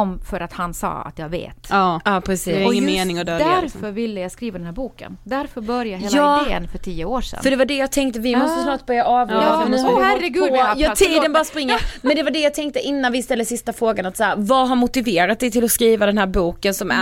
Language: Swedish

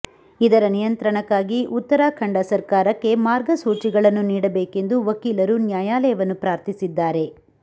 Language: Kannada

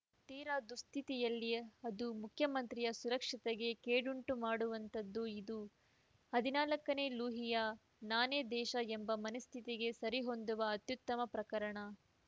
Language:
Kannada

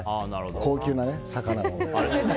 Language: Japanese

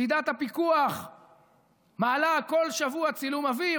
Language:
Hebrew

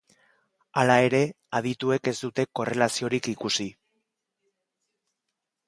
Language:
Basque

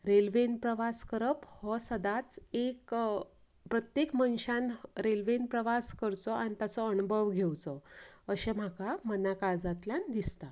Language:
Konkani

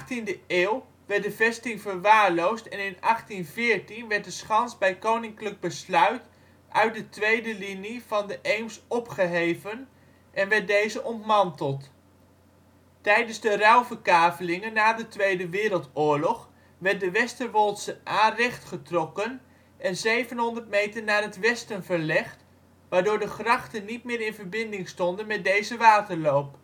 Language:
Dutch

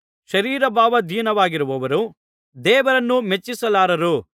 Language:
Kannada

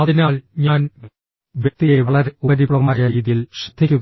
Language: Malayalam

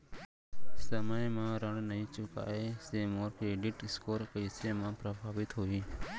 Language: Chhattisgarhi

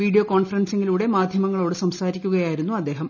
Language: Malayalam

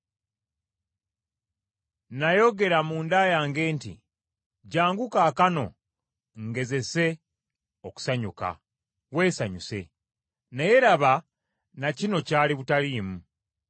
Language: Ganda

